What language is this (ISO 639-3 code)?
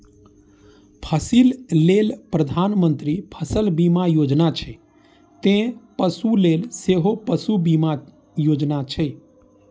mai